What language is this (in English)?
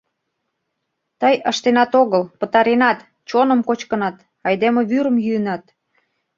Mari